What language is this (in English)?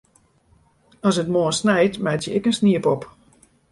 Western Frisian